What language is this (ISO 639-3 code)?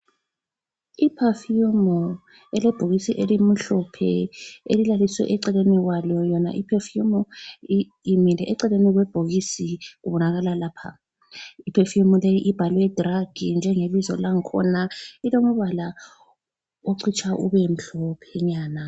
nde